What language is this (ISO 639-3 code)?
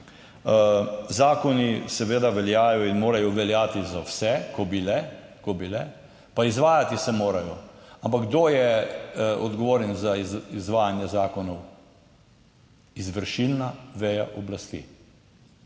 slv